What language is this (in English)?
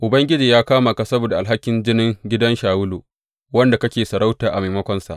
Hausa